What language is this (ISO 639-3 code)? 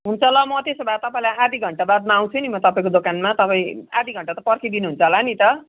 nep